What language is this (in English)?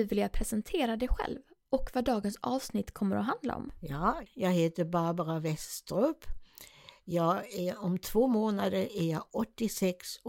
Swedish